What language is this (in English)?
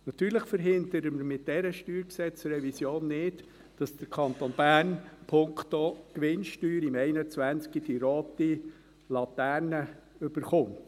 Swiss German